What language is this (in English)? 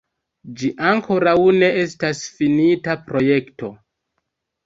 Esperanto